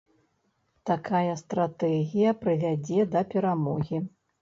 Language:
Belarusian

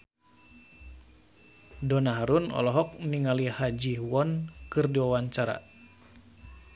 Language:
Sundanese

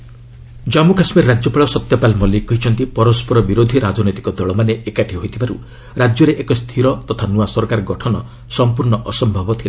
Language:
Odia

